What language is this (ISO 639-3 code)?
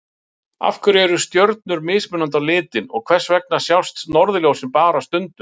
isl